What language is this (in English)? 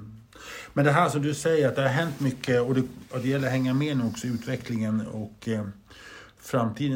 Swedish